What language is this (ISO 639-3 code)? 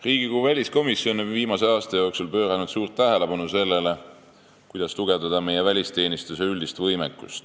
est